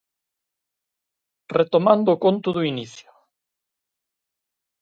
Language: Galician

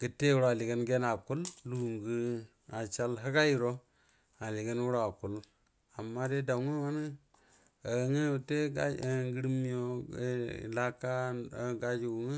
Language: Buduma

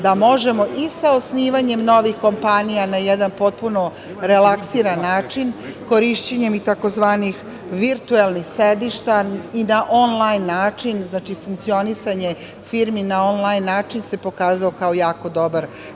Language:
Serbian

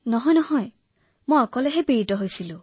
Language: Assamese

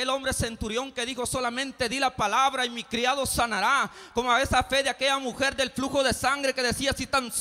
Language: Spanish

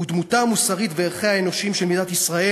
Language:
Hebrew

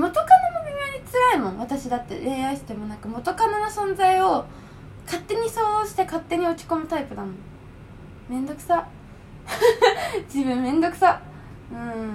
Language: Japanese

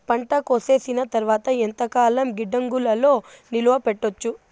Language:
Telugu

